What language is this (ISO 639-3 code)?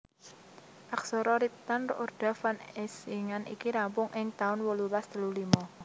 jav